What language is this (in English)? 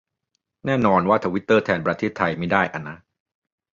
Thai